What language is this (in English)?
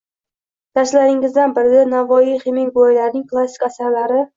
Uzbek